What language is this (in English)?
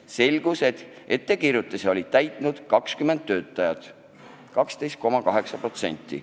Estonian